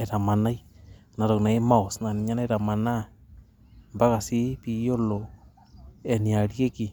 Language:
Masai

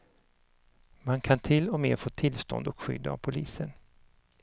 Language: Swedish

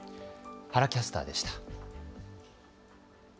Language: Japanese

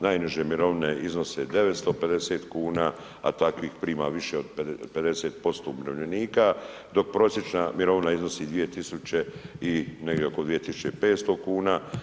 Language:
Croatian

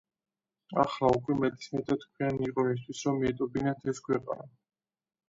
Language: Georgian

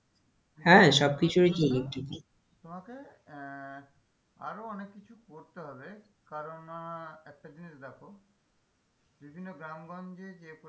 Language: Bangla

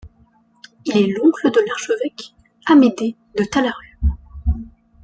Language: French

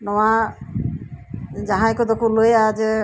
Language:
Santali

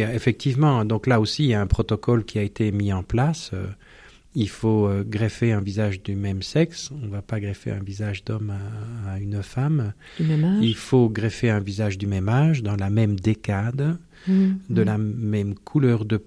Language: French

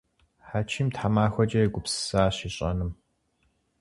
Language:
Kabardian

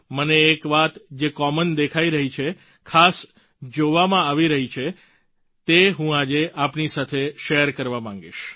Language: Gujarati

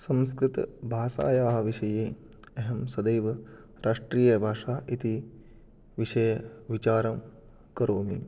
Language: Sanskrit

